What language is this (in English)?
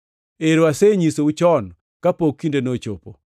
Luo (Kenya and Tanzania)